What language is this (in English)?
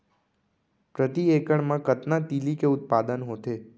Chhattisgarhi